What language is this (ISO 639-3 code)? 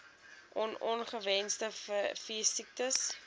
afr